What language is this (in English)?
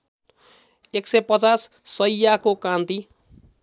Nepali